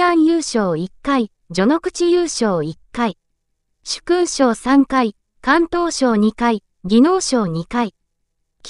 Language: Japanese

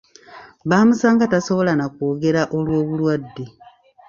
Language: Ganda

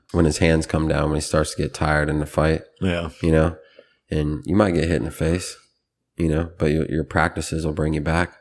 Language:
English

